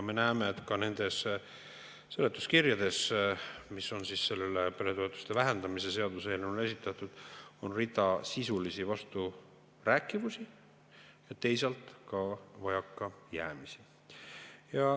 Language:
Estonian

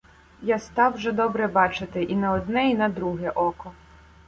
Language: Ukrainian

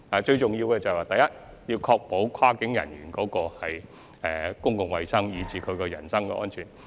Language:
Cantonese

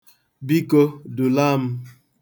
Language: Igbo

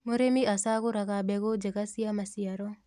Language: Kikuyu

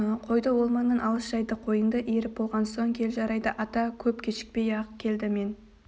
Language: Kazakh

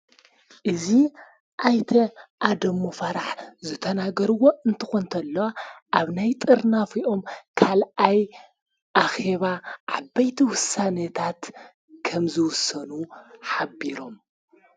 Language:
Tigrinya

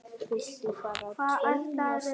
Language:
Icelandic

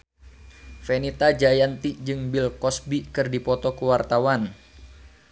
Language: Sundanese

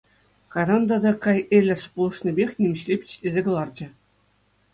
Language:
Chuvash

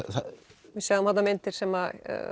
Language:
Icelandic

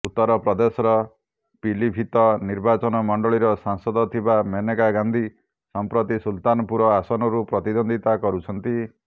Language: Odia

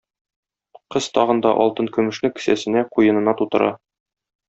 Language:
Tatar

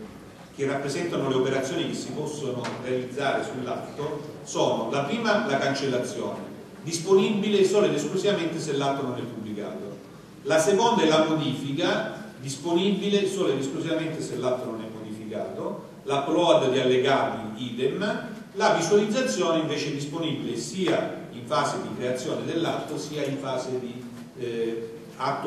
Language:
Italian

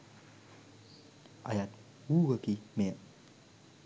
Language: Sinhala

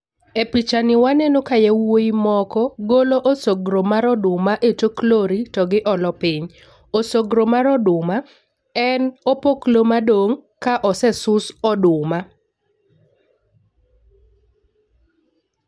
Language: Luo (Kenya and Tanzania)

